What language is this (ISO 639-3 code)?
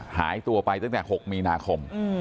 tha